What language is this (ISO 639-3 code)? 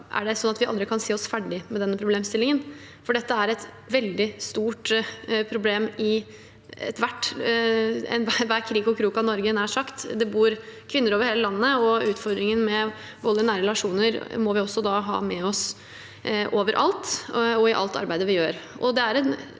nor